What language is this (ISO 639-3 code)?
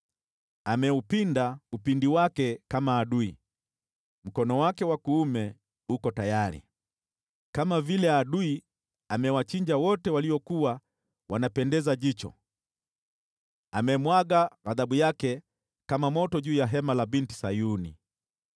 swa